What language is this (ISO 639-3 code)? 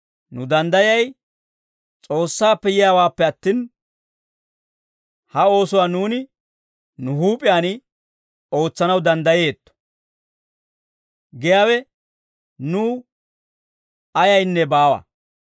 dwr